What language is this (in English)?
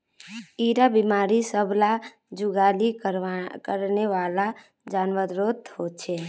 Magahi